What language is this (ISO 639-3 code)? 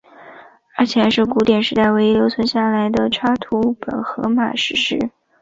zho